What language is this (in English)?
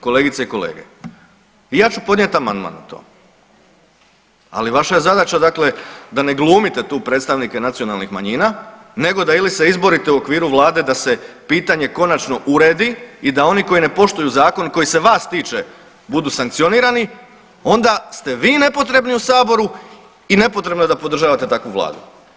Croatian